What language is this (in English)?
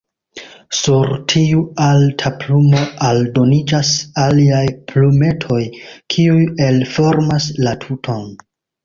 Esperanto